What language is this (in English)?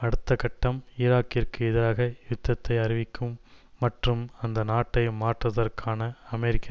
Tamil